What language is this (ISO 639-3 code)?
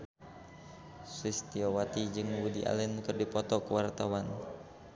sun